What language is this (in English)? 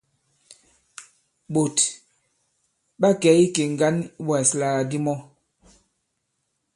Bankon